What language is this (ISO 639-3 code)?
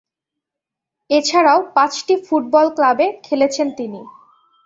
ben